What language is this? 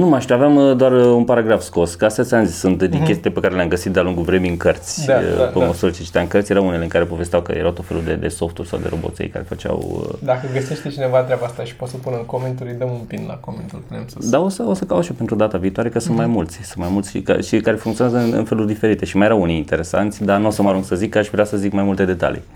Romanian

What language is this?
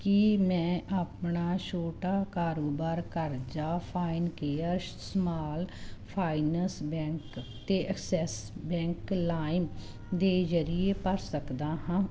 Punjabi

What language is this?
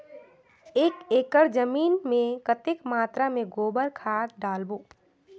Chhattisgarhi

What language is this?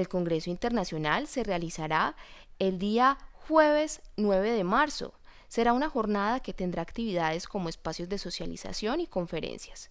Spanish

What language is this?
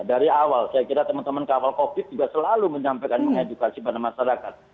Indonesian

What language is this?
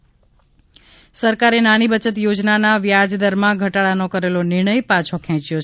Gujarati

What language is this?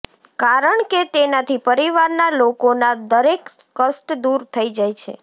Gujarati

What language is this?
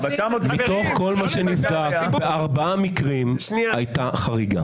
Hebrew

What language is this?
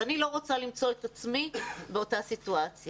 Hebrew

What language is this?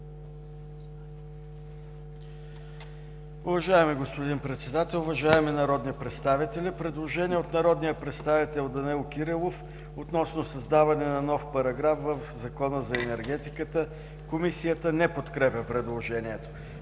Bulgarian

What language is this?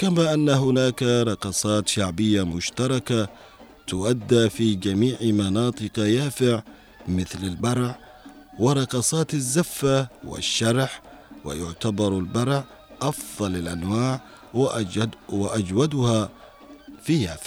Arabic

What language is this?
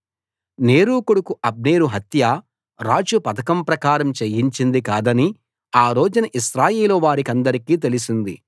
Telugu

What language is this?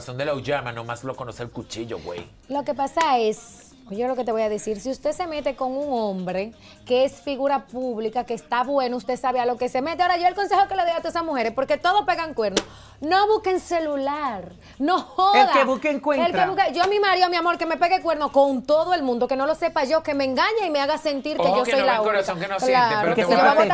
Spanish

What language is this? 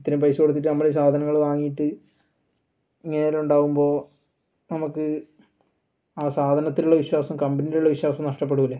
Malayalam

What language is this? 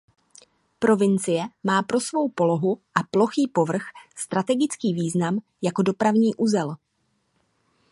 Czech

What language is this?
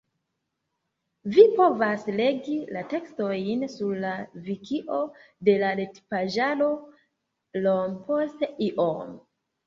Esperanto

